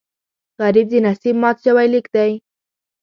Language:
Pashto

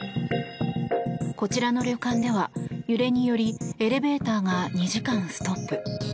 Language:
Japanese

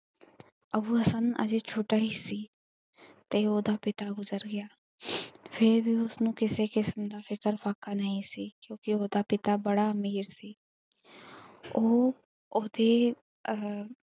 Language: Punjabi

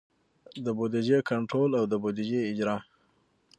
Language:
Pashto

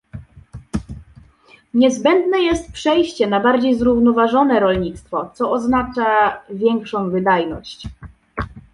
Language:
Polish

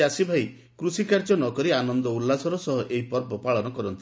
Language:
Odia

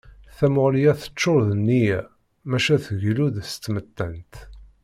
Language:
Kabyle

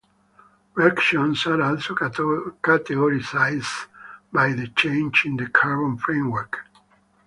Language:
English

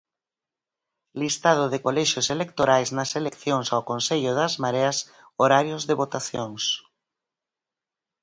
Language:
Galician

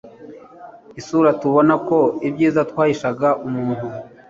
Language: Kinyarwanda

